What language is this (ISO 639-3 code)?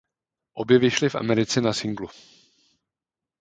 ces